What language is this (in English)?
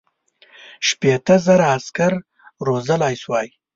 Pashto